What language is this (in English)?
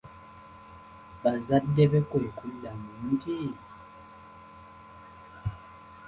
Ganda